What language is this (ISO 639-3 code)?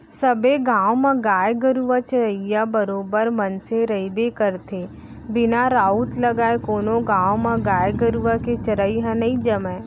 hne